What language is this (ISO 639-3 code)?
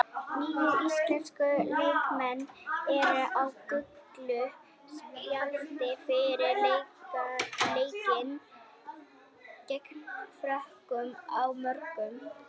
isl